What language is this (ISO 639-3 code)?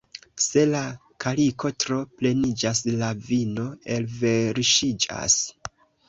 epo